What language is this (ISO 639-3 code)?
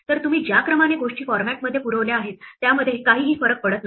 mar